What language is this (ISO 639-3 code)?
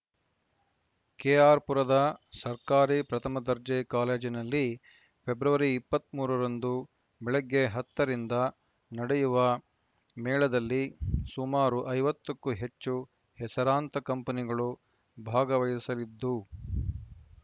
kan